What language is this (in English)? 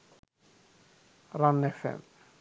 Sinhala